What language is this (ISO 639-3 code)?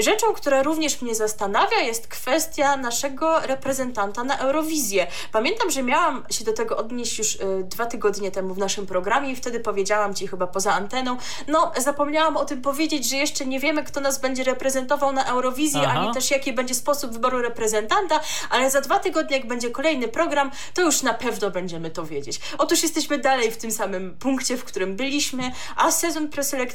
pol